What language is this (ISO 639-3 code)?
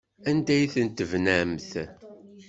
kab